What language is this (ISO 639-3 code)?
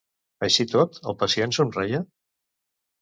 cat